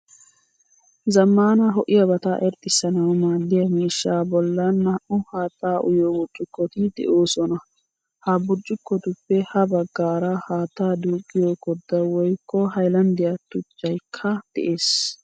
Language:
Wolaytta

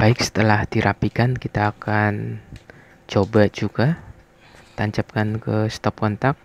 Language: Indonesian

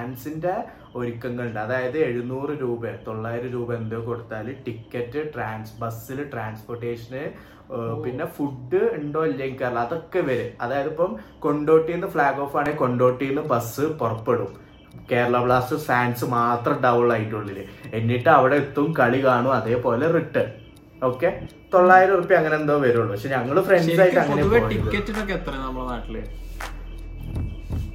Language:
Malayalam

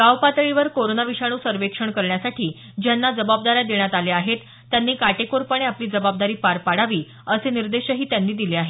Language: Marathi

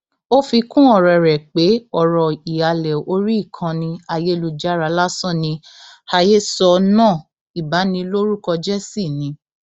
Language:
Yoruba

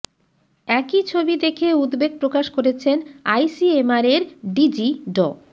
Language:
Bangla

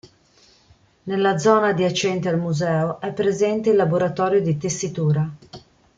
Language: Italian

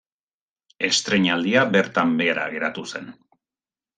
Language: Basque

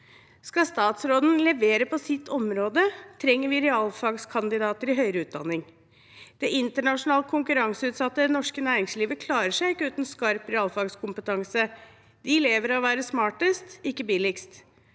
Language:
Norwegian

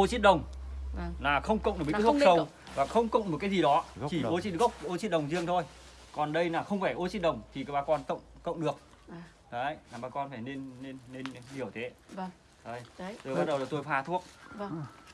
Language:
Vietnamese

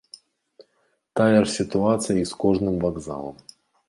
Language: Belarusian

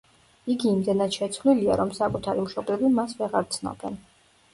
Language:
Georgian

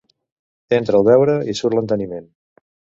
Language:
Catalan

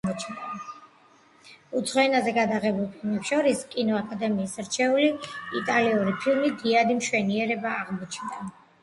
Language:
Georgian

